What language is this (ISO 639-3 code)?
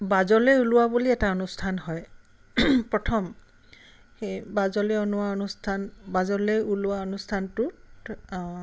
asm